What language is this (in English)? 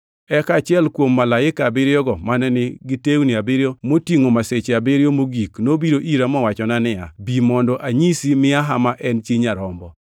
Luo (Kenya and Tanzania)